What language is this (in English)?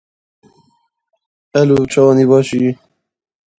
Kurdish